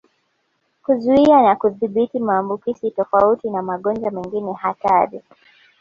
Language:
Swahili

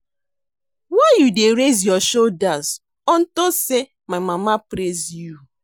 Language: Nigerian Pidgin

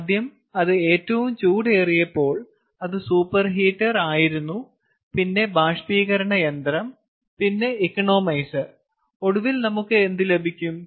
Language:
Malayalam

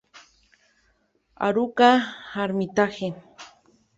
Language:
Spanish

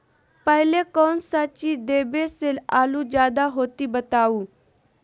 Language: Magahi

